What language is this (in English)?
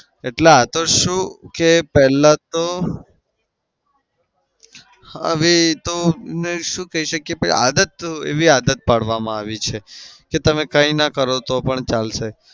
Gujarati